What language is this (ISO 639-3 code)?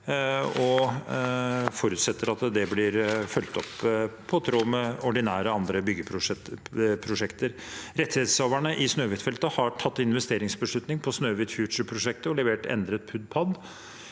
nor